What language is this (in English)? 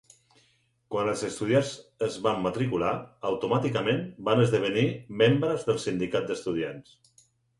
Catalan